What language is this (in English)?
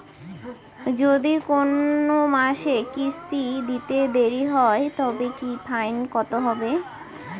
Bangla